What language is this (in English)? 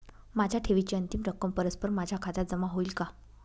Marathi